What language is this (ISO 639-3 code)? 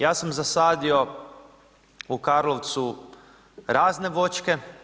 hrv